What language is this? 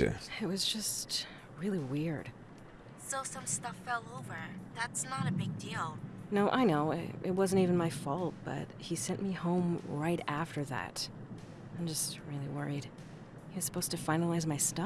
Polish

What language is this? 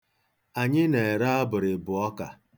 Igbo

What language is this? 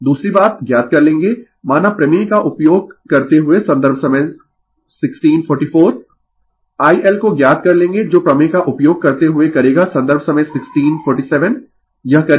Hindi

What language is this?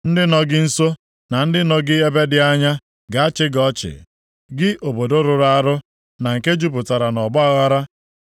Igbo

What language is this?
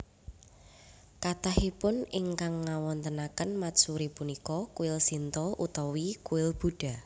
Javanese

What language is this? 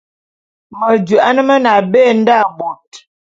Bulu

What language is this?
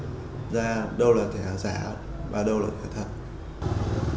Vietnamese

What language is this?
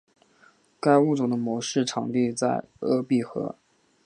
Chinese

